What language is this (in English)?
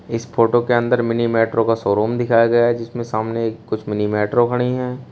Hindi